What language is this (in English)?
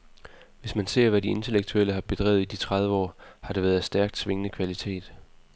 Danish